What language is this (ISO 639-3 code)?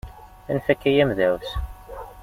kab